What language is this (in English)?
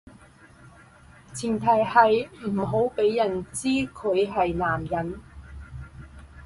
Cantonese